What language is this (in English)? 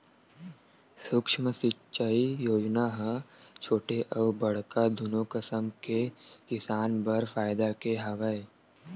Chhattisgarhi